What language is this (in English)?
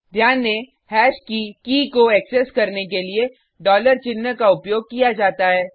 Hindi